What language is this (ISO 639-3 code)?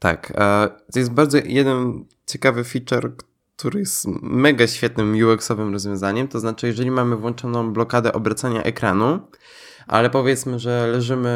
pol